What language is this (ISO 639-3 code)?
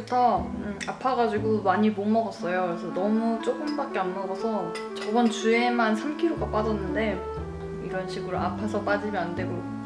kor